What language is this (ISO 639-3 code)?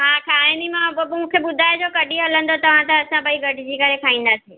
snd